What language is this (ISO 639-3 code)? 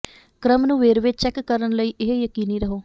pan